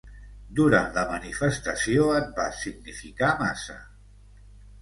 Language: Catalan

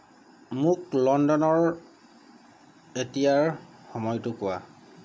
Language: Assamese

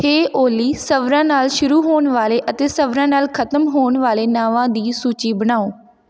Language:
Punjabi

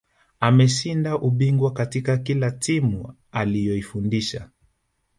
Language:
Swahili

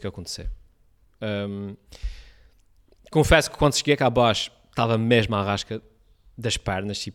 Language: Portuguese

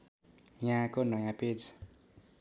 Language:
Nepali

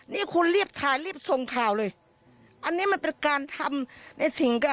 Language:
Thai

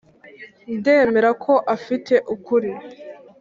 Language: Kinyarwanda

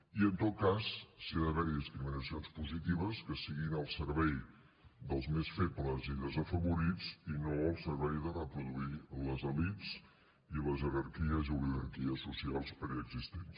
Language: Catalan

